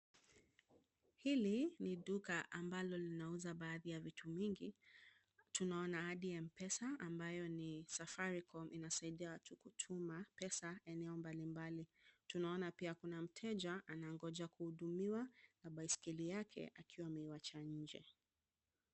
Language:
Swahili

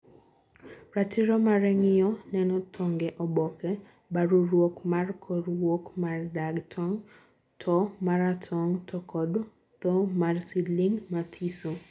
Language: Luo (Kenya and Tanzania)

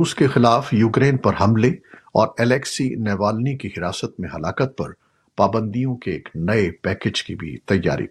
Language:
Urdu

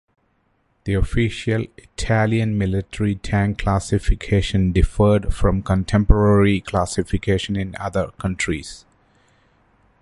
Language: English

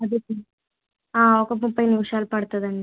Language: Telugu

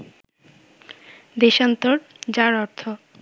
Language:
Bangla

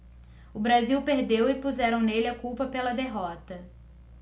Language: Portuguese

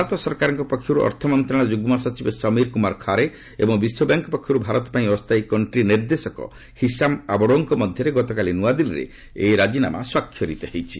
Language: Odia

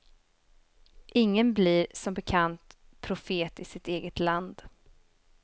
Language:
Swedish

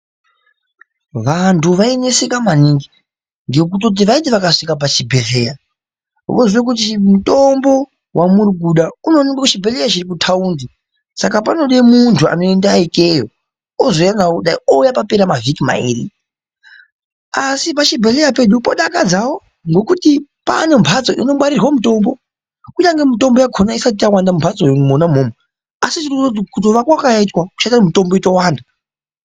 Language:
Ndau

